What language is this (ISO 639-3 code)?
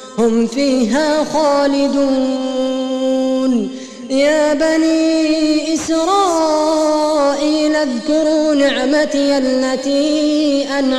ara